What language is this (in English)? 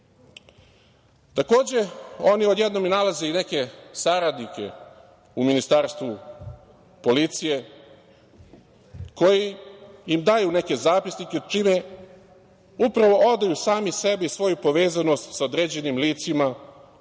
Serbian